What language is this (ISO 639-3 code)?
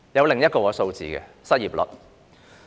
yue